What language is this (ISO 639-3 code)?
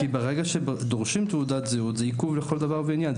heb